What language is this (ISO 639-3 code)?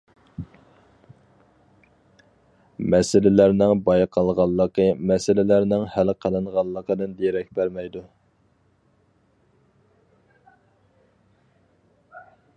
uig